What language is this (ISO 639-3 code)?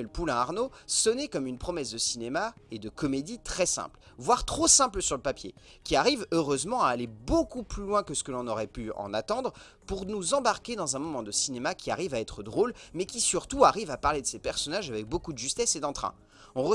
fra